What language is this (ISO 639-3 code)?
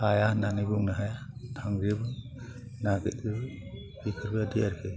brx